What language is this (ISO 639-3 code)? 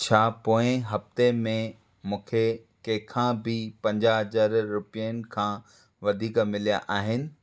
snd